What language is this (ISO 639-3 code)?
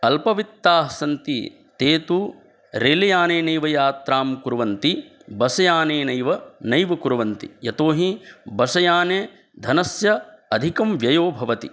san